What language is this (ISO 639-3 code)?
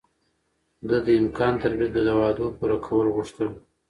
pus